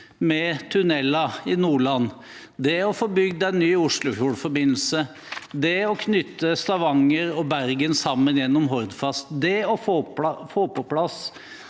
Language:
Norwegian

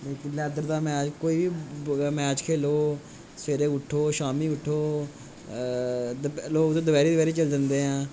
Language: Dogri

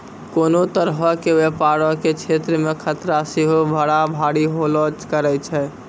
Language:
Maithili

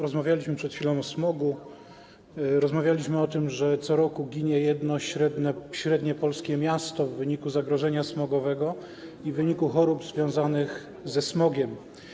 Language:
Polish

